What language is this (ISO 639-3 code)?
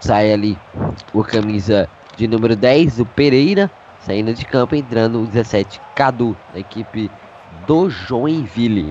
por